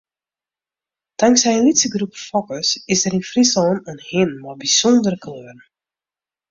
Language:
Western Frisian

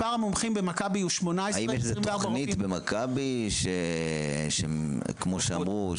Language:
Hebrew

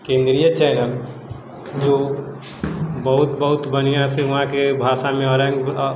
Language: Maithili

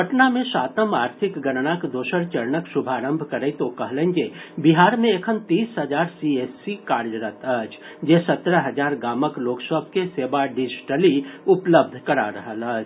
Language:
Maithili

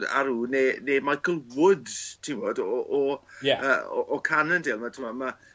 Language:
Welsh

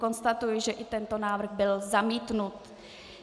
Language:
Czech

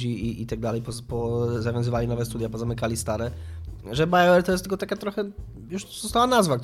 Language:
Polish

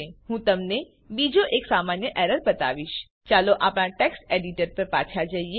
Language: Gujarati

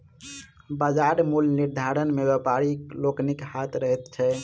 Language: Maithili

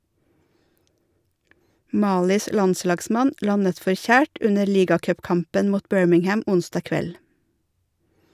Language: Norwegian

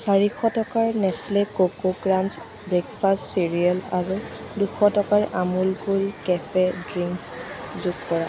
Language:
Assamese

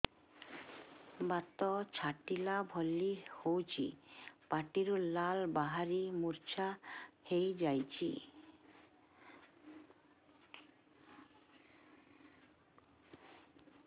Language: Odia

